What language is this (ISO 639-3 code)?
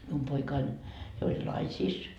fin